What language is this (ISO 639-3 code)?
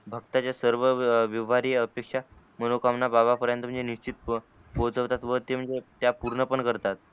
mar